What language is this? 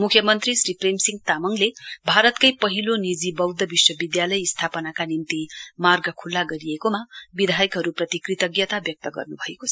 Nepali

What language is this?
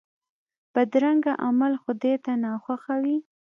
Pashto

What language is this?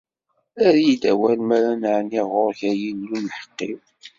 Kabyle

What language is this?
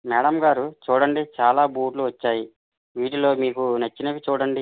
Telugu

